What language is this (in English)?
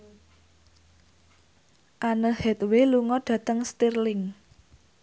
Javanese